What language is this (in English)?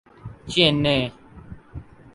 Urdu